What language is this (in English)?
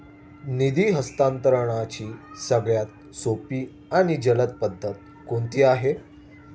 Marathi